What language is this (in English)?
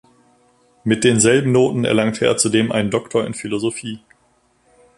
German